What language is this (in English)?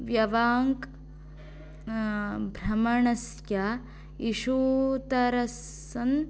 Sanskrit